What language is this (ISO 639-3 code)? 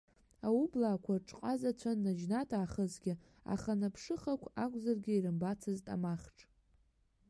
abk